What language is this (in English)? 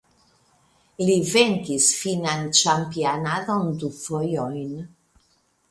Esperanto